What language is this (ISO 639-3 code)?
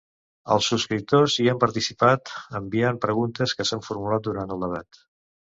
cat